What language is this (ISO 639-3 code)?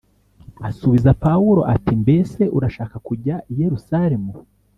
kin